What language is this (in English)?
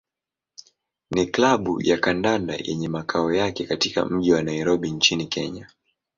Swahili